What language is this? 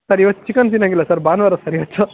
Kannada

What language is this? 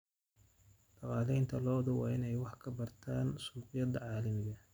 Somali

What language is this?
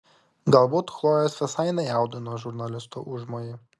Lithuanian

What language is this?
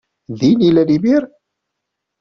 Kabyle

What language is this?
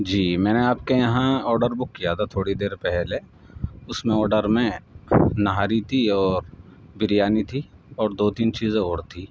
Urdu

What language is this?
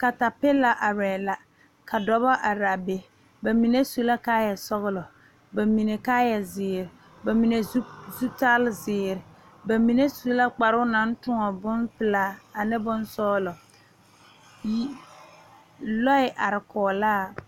Southern Dagaare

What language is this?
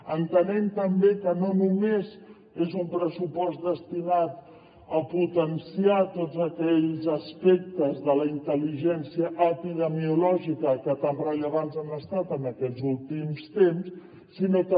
Catalan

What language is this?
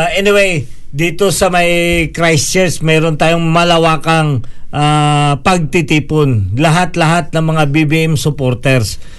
Filipino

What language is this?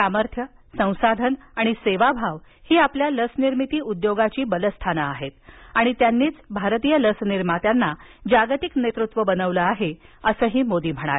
Marathi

